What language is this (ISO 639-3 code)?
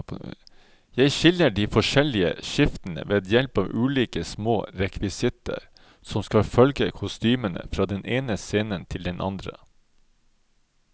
nor